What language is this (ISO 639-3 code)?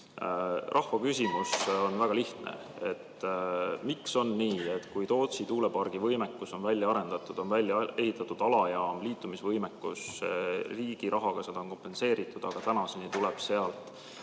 est